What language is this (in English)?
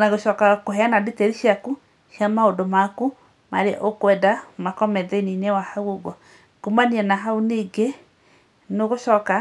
Kikuyu